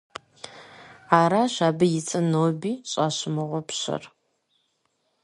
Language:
Kabardian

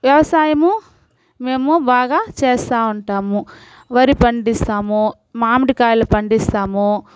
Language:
Telugu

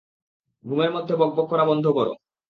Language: Bangla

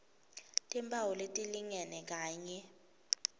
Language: Swati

